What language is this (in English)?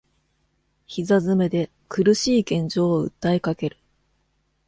Japanese